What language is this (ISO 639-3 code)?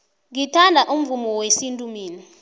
nbl